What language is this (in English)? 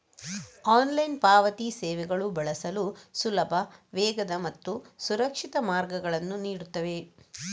Kannada